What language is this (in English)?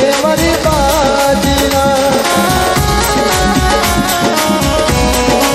Hindi